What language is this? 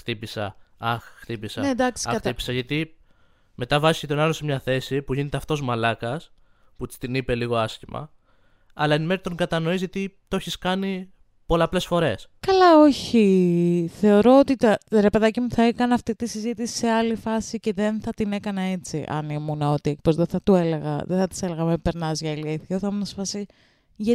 Greek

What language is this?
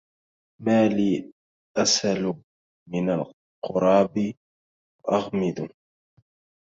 Arabic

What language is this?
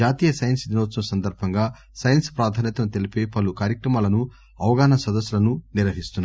Telugu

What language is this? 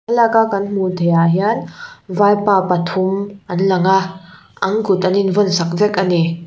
Mizo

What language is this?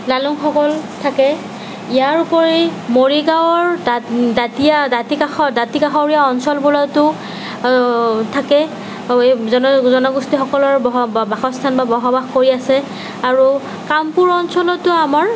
Assamese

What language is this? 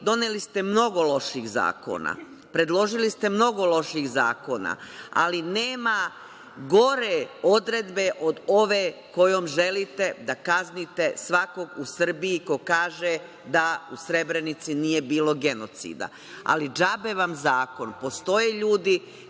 Serbian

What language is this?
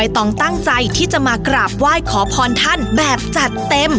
Thai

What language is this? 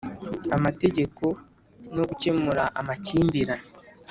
Kinyarwanda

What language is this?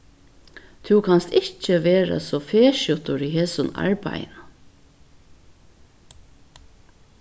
Faroese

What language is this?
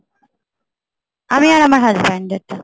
Bangla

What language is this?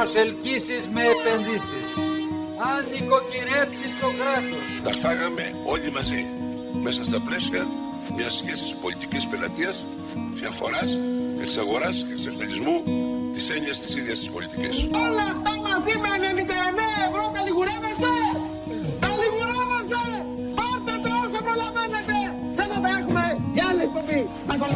Greek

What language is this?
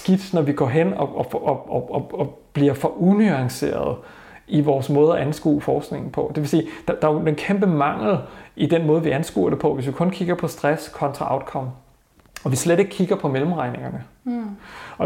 Danish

